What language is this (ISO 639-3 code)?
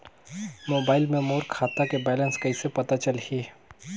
hne